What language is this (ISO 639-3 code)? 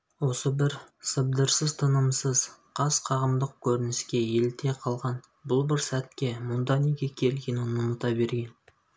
kaz